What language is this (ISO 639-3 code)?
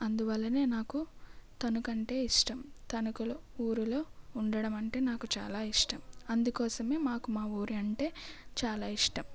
tel